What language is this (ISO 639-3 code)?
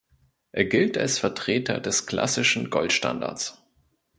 deu